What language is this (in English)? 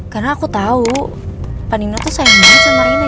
Indonesian